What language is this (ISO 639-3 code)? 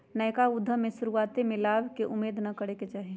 mag